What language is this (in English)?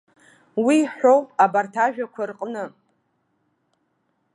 Abkhazian